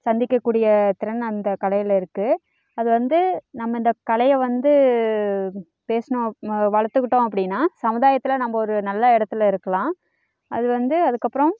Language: Tamil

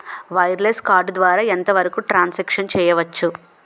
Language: Telugu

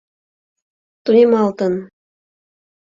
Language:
Mari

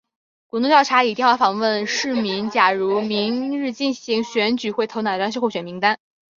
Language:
Chinese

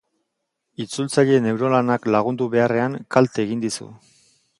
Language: Basque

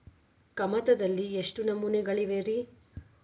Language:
Kannada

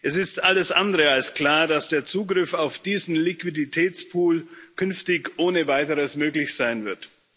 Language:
German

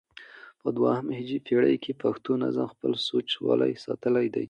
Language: Pashto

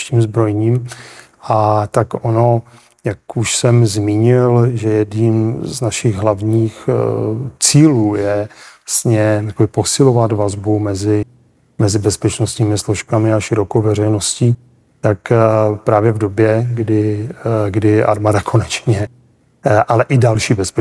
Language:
Czech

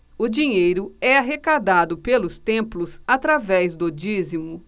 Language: Portuguese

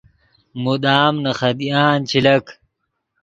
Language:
Yidgha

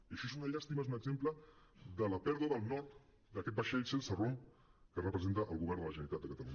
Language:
Catalan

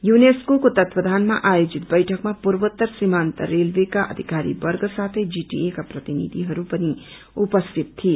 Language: Nepali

